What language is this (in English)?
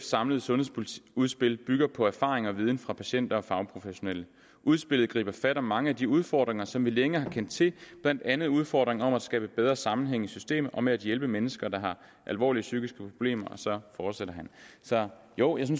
Danish